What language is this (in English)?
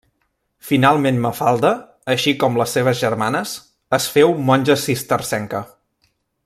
Catalan